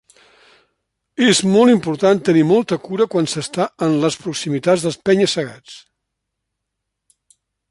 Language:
Catalan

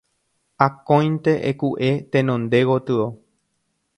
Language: Guarani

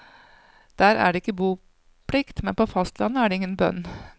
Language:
Norwegian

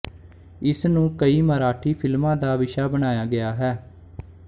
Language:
Punjabi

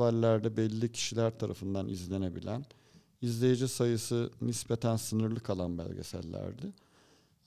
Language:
Turkish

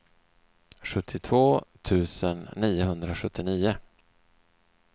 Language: Swedish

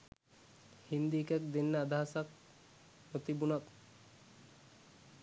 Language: Sinhala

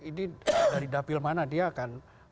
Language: Indonesian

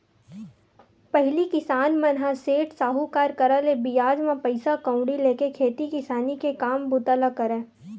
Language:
Chhattisgarhi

